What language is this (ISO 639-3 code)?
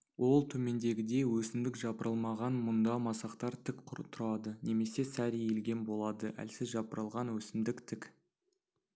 kaz